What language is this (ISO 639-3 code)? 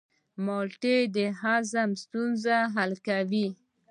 pus